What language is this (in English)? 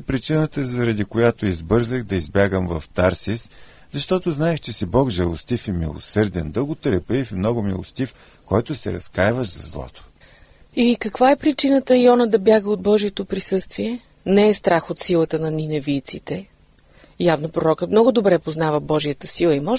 Bulgarian